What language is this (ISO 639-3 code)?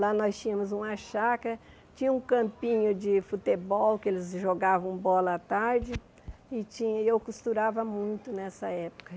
por